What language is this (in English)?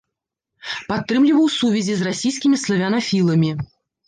Belarusian